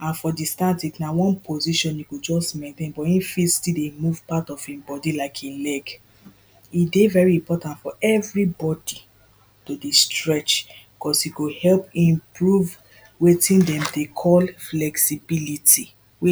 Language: Nigerian Pidgin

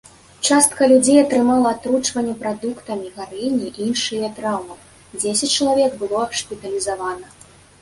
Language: Belarusian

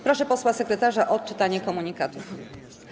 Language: Polish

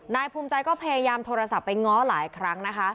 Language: Thai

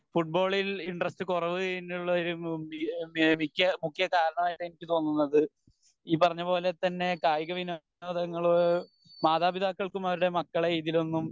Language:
Malayalam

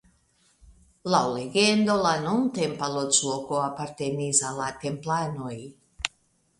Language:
Esperanto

